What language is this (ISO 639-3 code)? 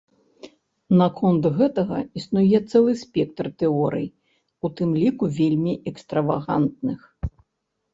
bel